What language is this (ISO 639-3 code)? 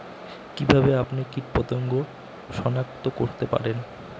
ben